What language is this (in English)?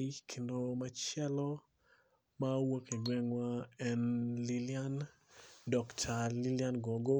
Luo (Kenya and Tanzania)